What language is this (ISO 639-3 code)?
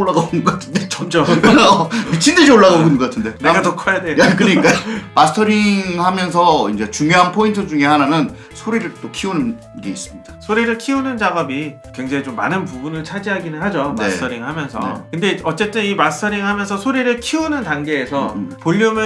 kor